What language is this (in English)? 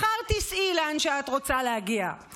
Hebrew